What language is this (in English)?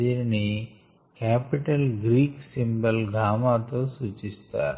Telugu